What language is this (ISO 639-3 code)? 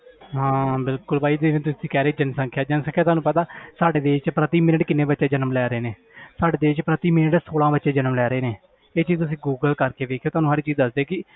pan